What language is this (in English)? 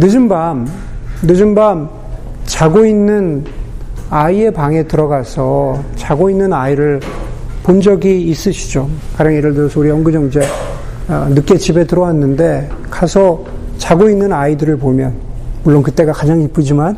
Korean